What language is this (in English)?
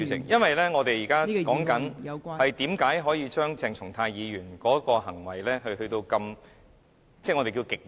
Cantonese